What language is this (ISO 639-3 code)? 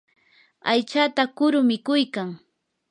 qur